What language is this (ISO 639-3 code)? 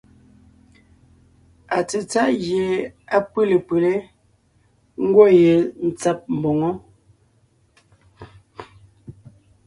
nnh